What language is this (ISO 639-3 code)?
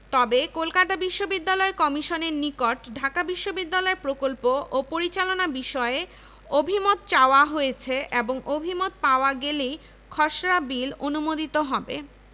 ben